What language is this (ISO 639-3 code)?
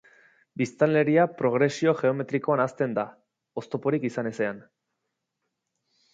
eus